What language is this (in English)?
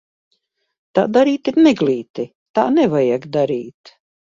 Latvian